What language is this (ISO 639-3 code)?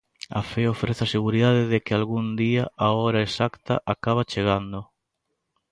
glg